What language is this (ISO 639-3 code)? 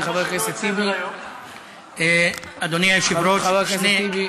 heb